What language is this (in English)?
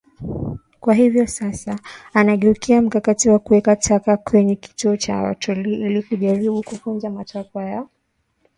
Swahili